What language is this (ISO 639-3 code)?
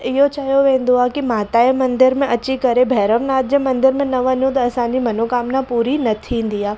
snd